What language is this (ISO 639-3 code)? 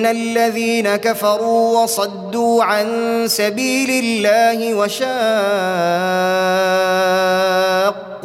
ara